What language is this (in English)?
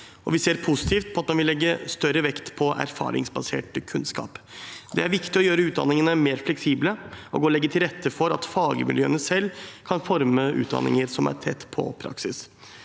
Norwegian